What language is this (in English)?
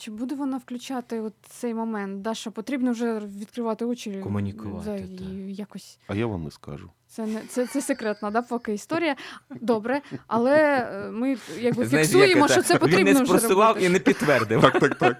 Ukrainian